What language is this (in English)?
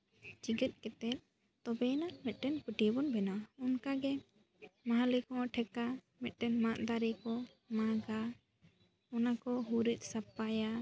Santali